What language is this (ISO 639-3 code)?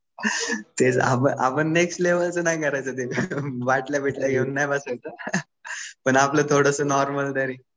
mar